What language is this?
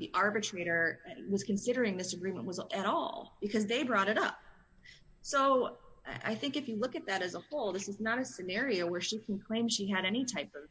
English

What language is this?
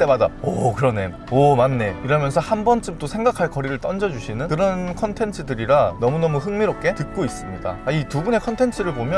Korean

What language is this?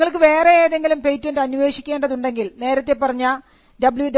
Malayalam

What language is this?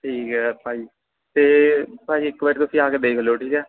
Punjabi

